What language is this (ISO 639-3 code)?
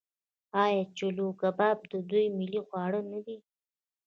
pus